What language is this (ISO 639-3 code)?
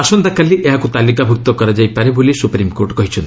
ori